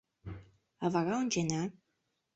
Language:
Mari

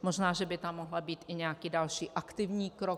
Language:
Czech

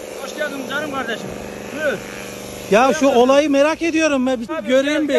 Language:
Turkish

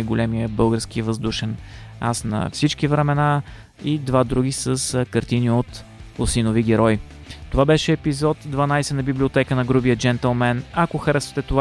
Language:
Bulgarian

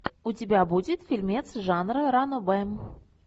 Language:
Russian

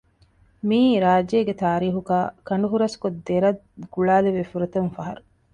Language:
Divehi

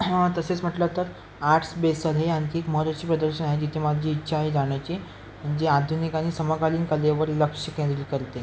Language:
Marathi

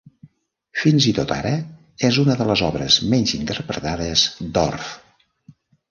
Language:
Catalan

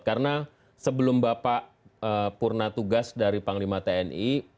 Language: Indonesian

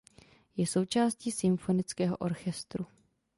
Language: Czech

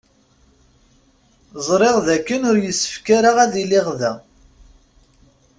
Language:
Kabyle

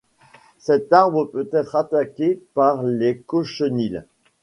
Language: French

